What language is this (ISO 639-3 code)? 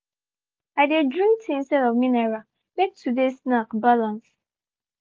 pcm